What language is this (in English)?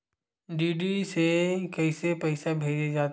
Chhattisgarhi